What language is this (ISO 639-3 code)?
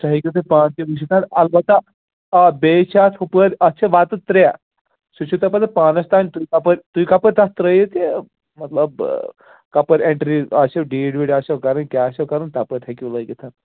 kas